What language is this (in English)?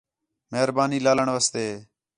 Khetrani